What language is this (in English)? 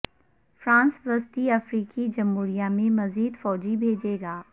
Urdu